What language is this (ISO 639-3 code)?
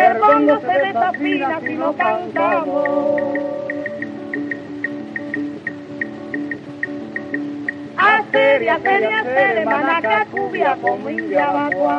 spa